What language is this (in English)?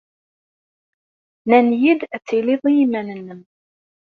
Kabyle